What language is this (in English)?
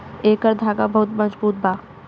Bhojpuri